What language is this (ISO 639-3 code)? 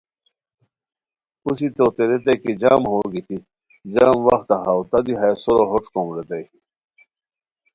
khw